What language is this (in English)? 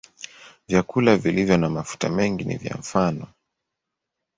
Swahili